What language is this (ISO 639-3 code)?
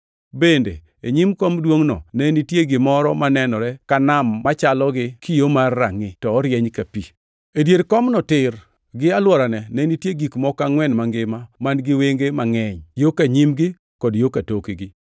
luo